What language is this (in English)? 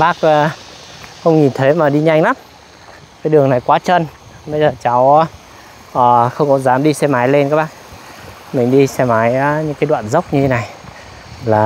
Vietnamese